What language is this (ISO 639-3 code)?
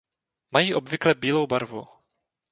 ces